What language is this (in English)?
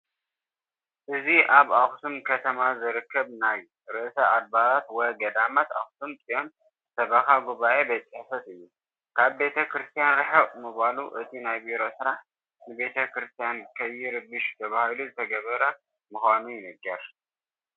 Tigrinya